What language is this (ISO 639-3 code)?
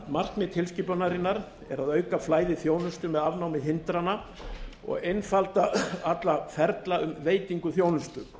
isl